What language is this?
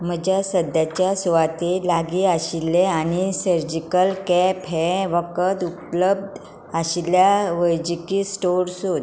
Konkani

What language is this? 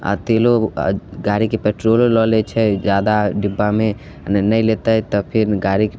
Maithili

